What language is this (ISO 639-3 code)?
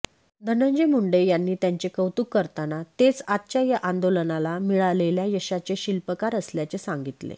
mar